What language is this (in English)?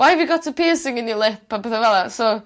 Welsh